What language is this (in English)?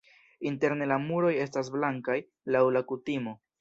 Esperanto